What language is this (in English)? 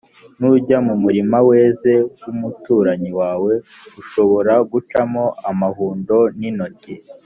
Kinyarwanda